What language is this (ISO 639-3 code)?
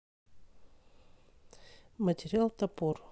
rus